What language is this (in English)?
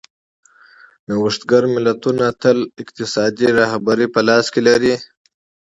Pashto